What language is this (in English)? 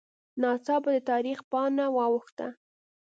Pashto